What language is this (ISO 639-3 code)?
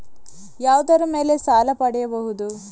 kan